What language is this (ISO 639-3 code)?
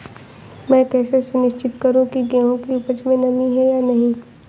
hin